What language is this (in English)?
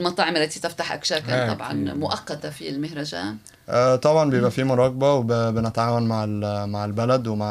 Arabic